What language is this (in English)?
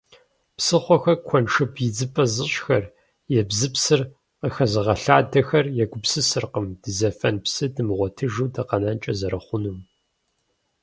Kabardian